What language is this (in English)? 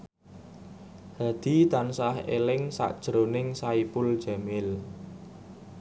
Javanese